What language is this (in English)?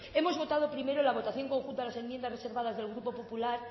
Spanish